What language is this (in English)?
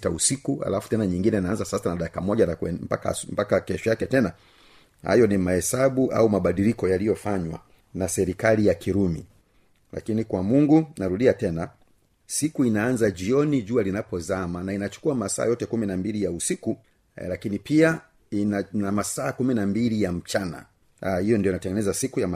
Swahili